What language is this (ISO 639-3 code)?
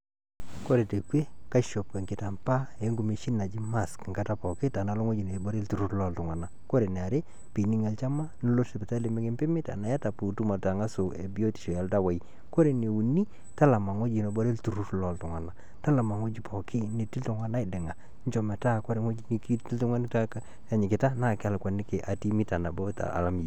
mas